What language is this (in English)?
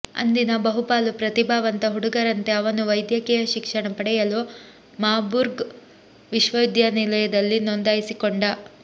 Kannada